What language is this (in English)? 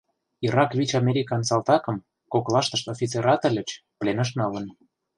Mari